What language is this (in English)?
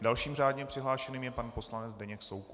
Czech